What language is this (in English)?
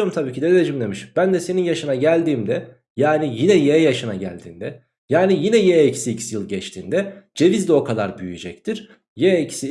Turkish